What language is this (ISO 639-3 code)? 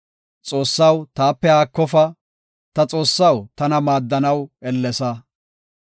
gof